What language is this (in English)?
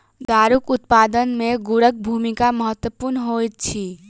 Maithili